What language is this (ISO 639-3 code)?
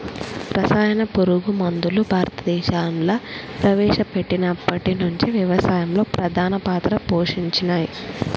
tel